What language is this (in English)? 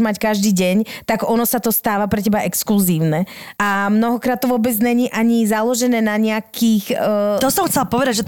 Slovak